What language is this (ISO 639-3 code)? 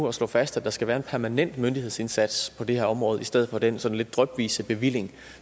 dan